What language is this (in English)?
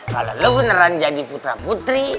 Indonesian